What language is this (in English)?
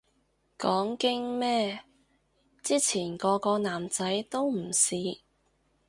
Cantonese